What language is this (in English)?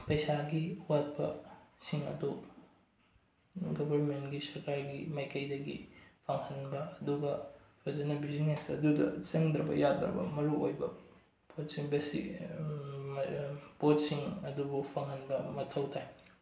Manipuri